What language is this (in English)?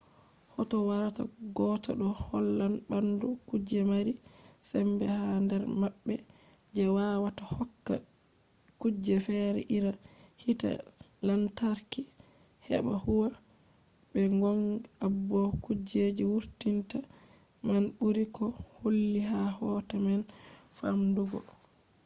Fula